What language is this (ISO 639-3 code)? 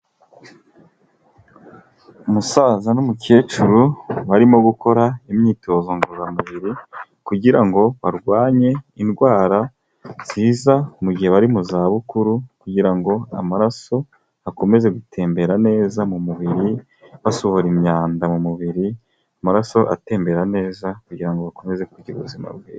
kin